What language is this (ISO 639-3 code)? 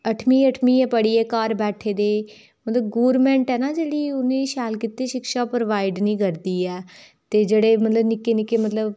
doi